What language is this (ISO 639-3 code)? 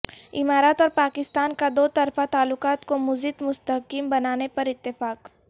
urd